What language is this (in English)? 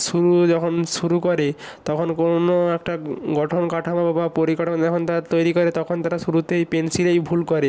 Bangla